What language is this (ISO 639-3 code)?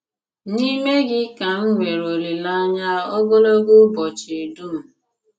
ibo